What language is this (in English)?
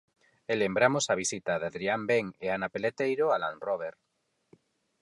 Galician